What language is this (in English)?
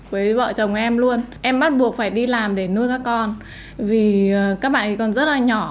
Vietnamese